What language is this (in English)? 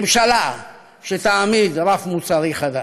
Hebrew